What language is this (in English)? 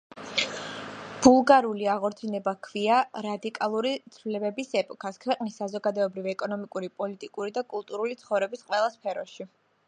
Georgian